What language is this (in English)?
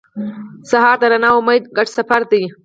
Pashto